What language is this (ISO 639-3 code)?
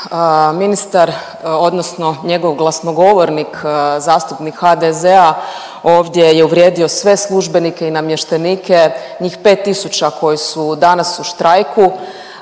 hrv